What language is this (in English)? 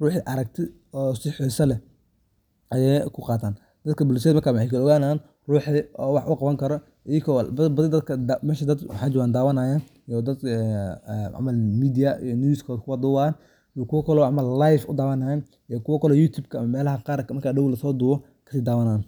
Somali